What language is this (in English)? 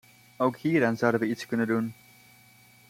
Dutch